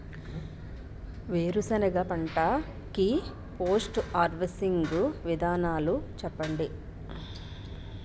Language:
Telugu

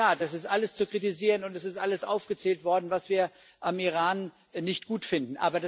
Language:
German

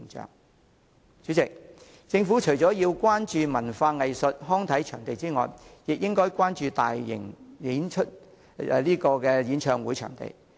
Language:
Cantonese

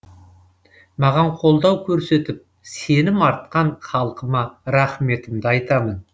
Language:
Kazakh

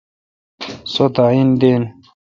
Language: Kalkoti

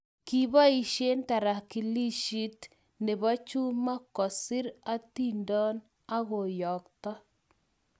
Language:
Kalenjin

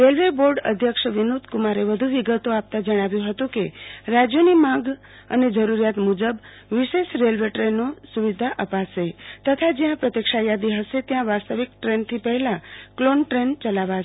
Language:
Gujarati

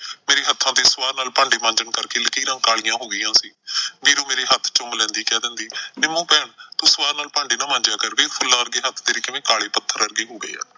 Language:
Punjabi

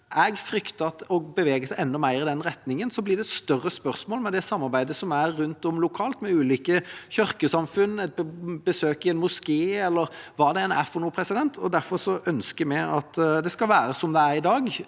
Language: Norwegian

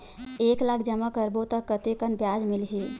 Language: Chhattisgarhi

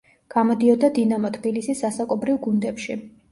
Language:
Georgian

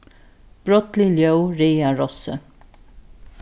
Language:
Faroese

